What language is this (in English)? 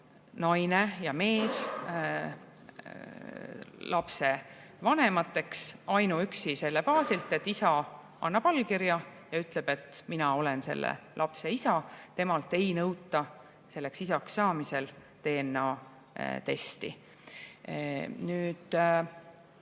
Estonian